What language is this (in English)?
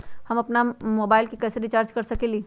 Magahi